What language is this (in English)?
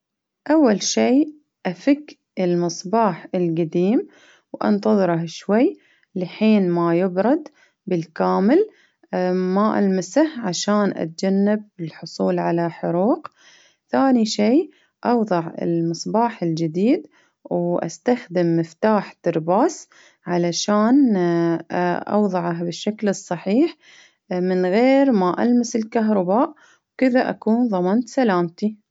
Baharna Arabic